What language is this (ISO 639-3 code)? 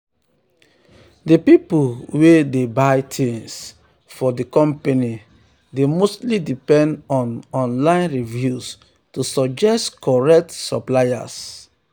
pcm